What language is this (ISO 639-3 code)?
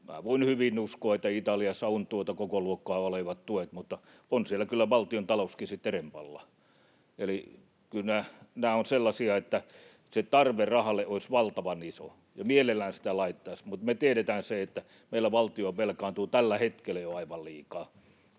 fin